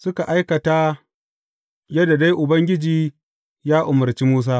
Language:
Hausa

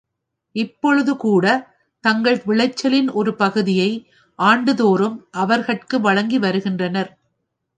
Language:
Tamil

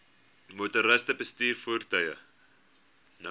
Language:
Afrikaans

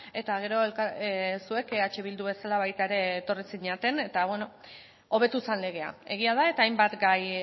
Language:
Basque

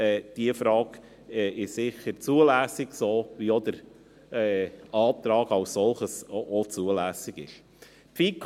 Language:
Swiss German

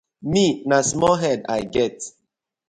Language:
Nigerian Pidgin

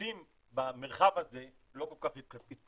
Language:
Hebrew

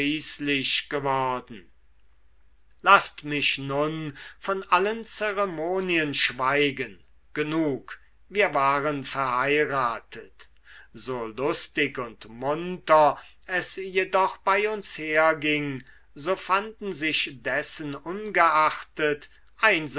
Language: German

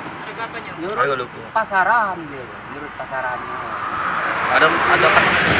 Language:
Indonesian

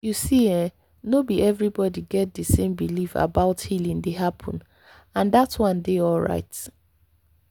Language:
Nigerian Pidgin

